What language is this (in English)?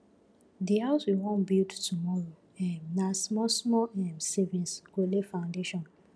Nigerian Pidgin